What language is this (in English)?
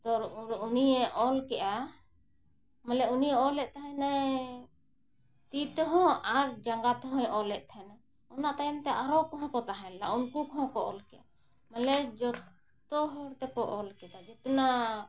Santali